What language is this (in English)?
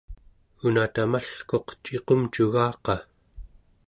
Central Yupik